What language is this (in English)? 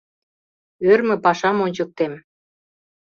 Mari